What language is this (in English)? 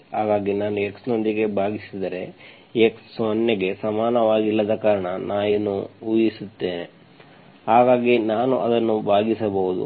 Kannada